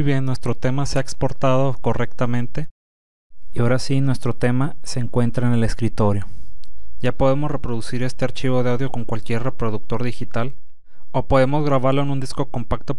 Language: Spanish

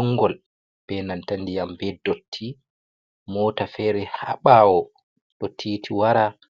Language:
Fula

